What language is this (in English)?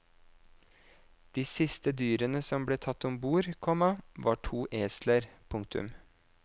Norwegian